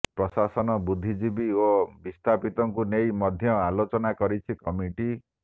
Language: Odia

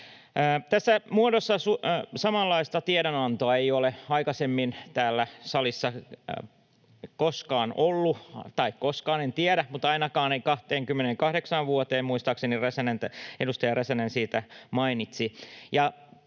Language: Finnish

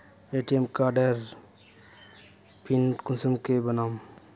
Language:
Magahi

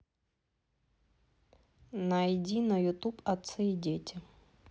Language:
Russian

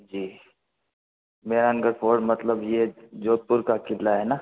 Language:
Hindi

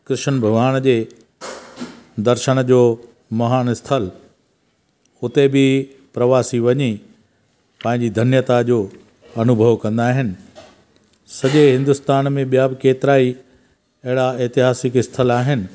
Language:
Sindhi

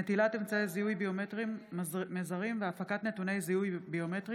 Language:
Hebrew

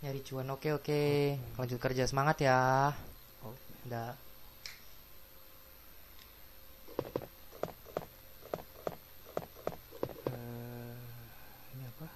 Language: Indonesian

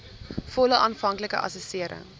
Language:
Afrikaans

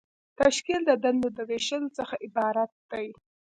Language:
Pashto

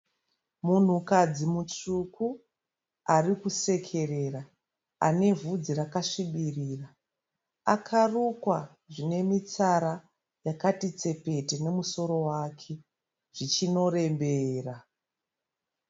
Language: Shona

